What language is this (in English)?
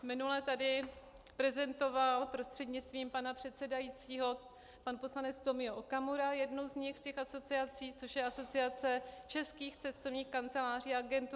Czech